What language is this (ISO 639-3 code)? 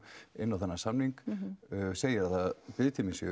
isl